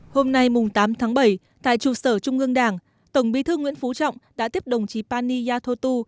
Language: Vietnamese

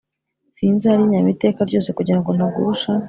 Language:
Kinyarwanda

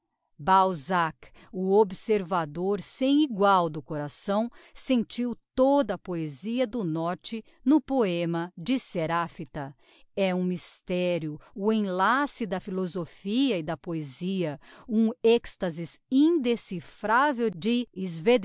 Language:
Portuguese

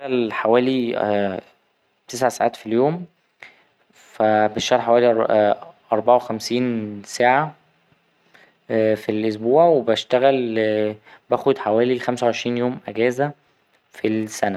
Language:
Egyptian Arabic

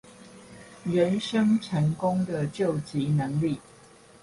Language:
Chinese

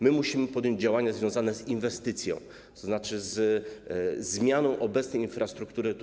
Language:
Polish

